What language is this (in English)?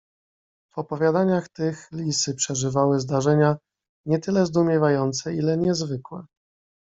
Polish